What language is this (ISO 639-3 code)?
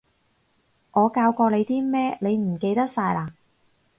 yue